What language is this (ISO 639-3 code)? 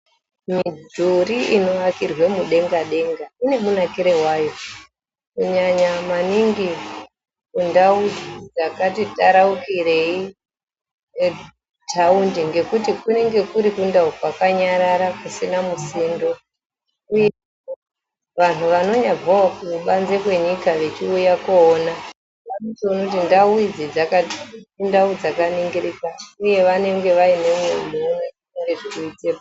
ndc